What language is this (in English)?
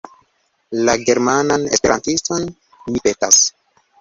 Esperanto